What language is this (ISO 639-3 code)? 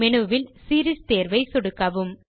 tam